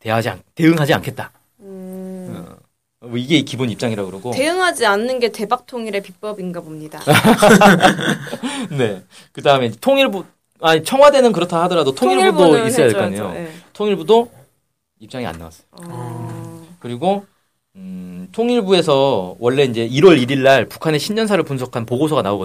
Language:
Korean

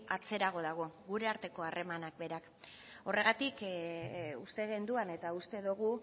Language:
Basque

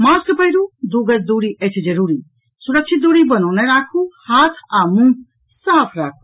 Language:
Maithili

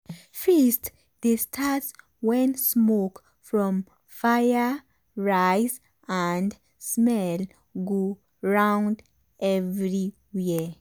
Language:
Nigerian Pidgin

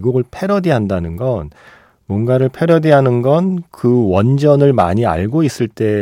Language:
Korean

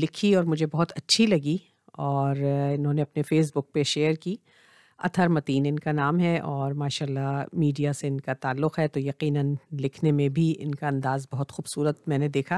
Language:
Urdu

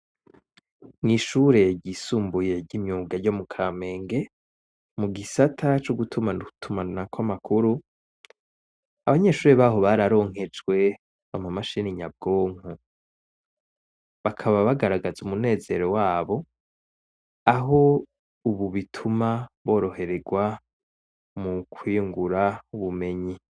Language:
Rundi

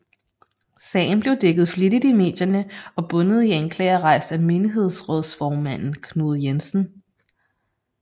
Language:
Danish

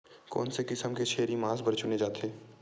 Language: Chhattisgarhi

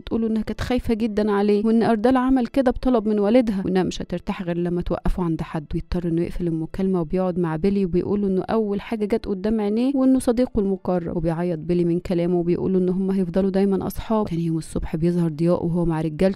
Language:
Arabic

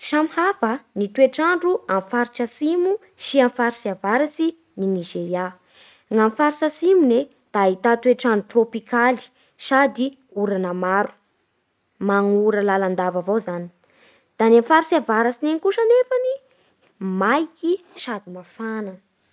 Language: Bara Malagasy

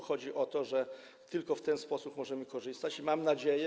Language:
Polish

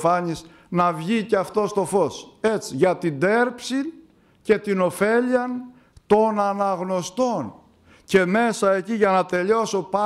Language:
Greek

